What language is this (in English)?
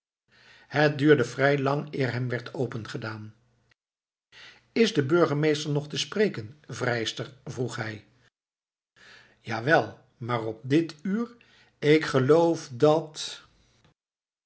Dutch